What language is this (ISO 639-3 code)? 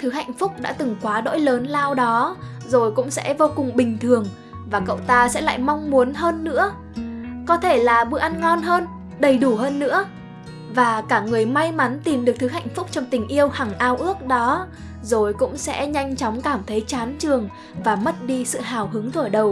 vie